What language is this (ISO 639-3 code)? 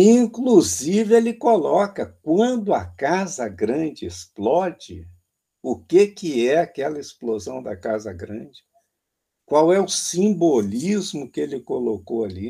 por